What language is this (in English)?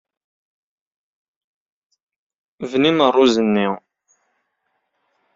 Kabyle